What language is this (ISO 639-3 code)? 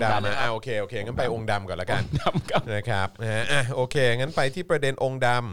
tha